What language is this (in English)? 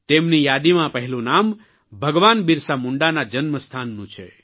Gujarati